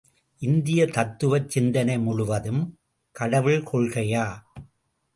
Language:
Tamil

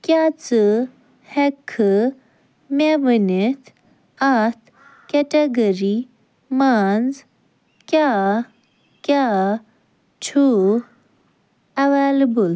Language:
Kashmiri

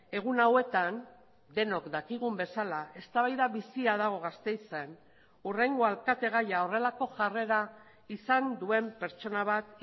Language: Basque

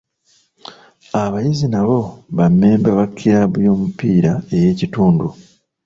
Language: Ganda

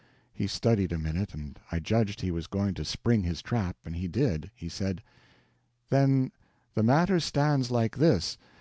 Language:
English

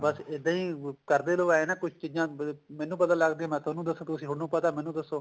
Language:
Punjabi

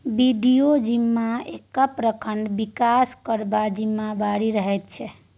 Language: Maithili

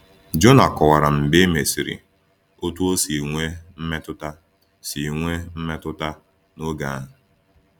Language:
Igbo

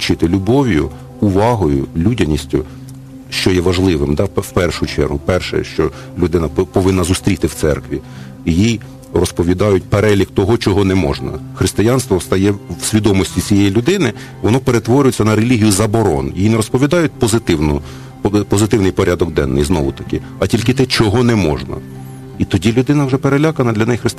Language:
Ukrainian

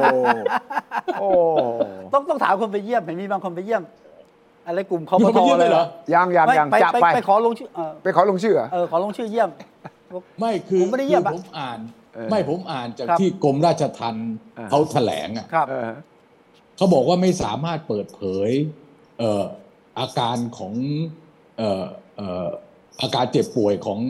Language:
Thai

